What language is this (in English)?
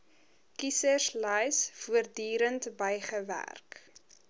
Afrikaans